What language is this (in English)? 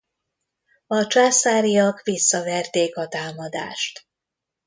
Hungarian